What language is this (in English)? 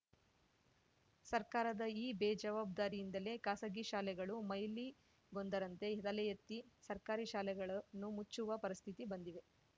Kannada